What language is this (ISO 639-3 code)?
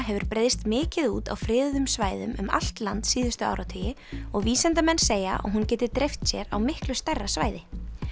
isl